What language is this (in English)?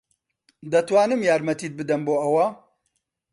Central Kurdish